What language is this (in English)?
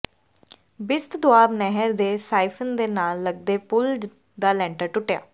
Punjabi